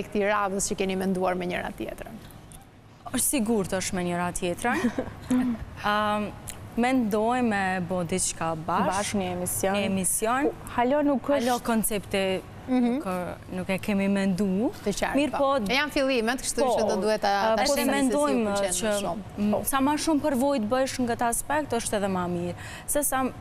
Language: Romanian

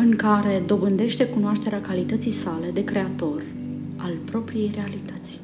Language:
Romanian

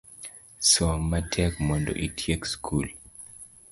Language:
Luo (Kenya and Tanzania)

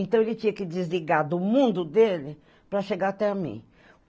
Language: Portuguese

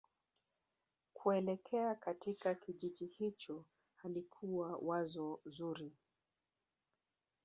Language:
Swahili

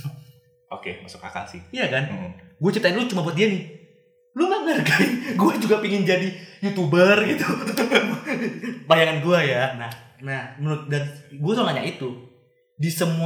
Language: Indonesian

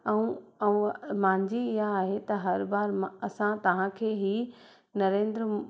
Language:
Sindhi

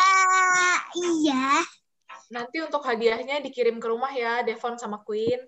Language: Indonesian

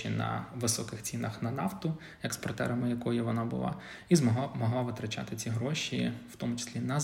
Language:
Ukrainian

